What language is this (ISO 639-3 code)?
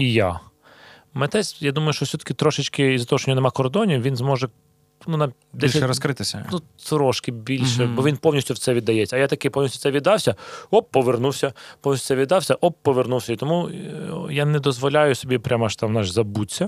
ukr